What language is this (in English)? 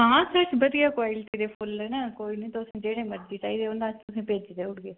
Dogri